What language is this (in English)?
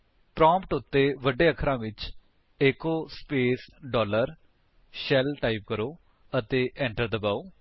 Punjabi